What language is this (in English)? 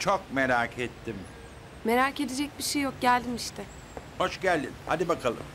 Turkish